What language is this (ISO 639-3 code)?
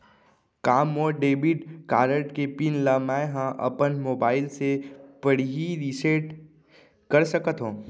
hne